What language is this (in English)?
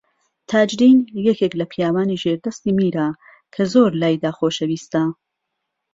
Central Kurdish